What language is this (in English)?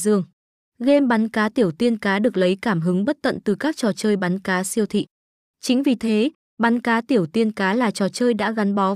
Vietnamese